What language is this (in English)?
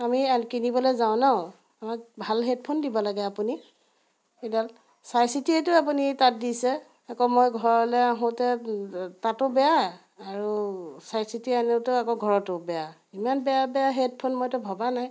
Assamese